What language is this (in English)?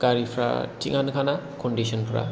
Bodo